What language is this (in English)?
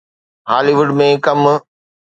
Sindhi